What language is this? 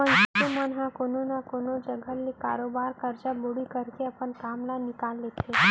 Chhattisgarhi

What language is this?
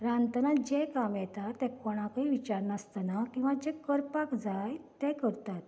Konkani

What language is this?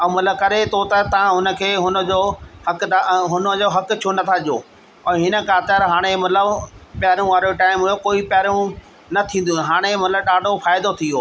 Sindhi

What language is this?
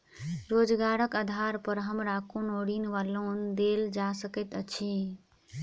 Maithili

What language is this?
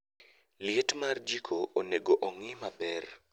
Luo (Kenya and Tanzania)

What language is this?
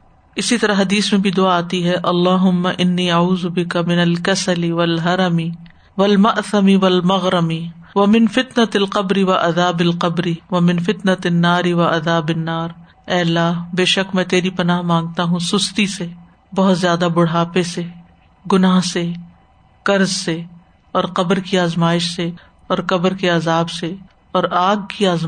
Urdu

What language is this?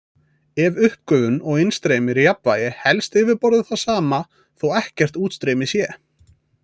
Icelandic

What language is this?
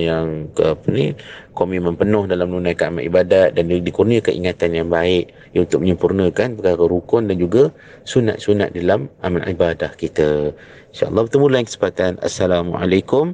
Malay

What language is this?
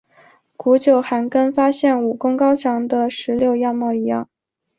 Chinese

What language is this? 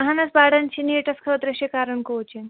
Kashmiri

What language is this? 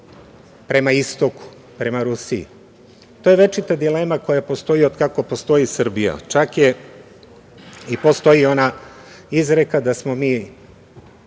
Serbian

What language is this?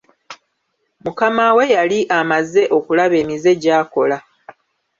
Ganda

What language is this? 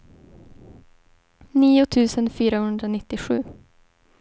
Swedish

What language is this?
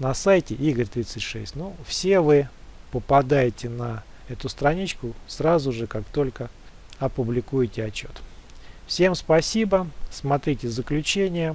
Russian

